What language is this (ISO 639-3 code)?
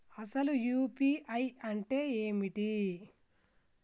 tel